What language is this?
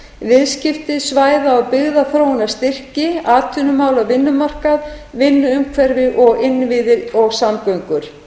Icelandic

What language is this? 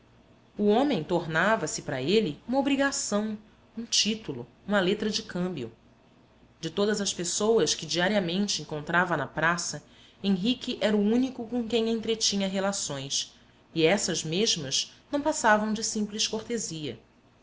Portuguese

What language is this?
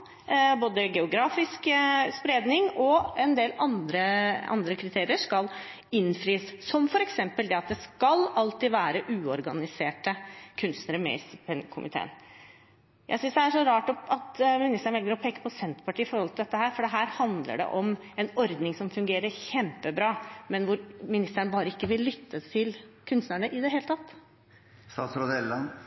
Norwegian Bokmål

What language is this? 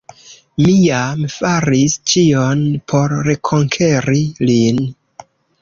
Esperanto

